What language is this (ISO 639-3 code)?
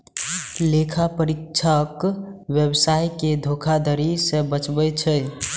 mai